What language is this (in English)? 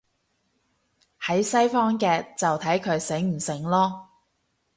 Cantonese